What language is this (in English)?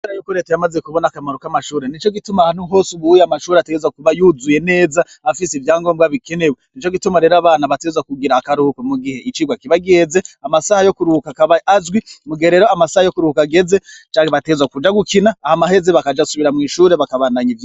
Rundi